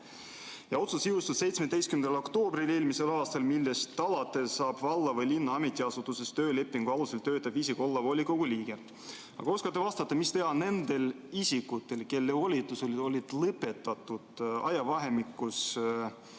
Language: Estonian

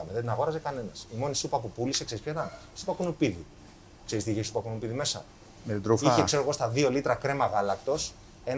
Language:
Greek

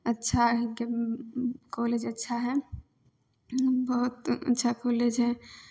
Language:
Maithili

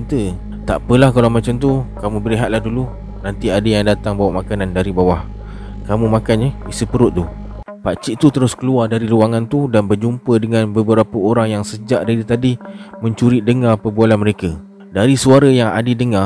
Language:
Malay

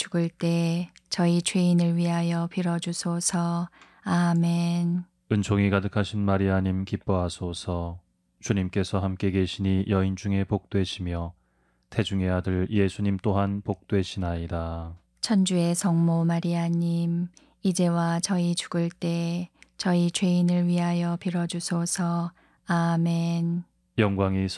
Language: Korean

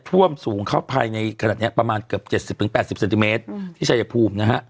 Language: Thai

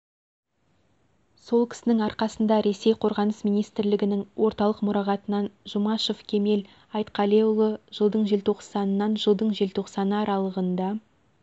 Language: Kazakh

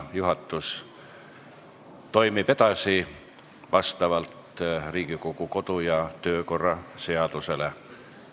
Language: Estonian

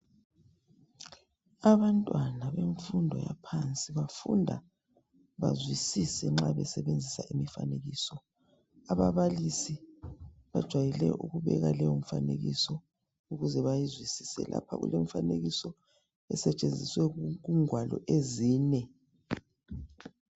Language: North Ndebele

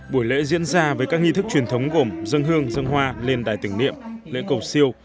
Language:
Vietnamese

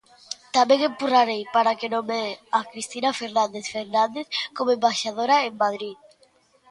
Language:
Galician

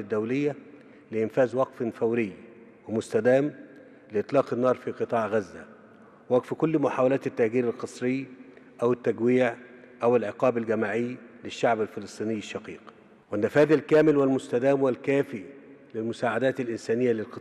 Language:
Arabic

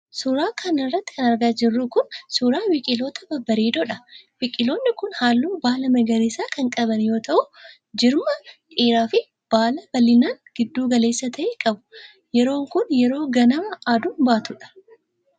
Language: Oromo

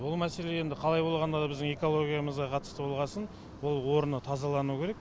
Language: Kazakh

